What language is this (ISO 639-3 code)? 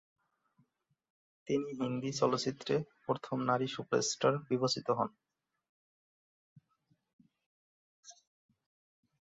ben